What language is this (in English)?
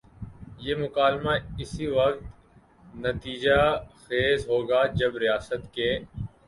Urdu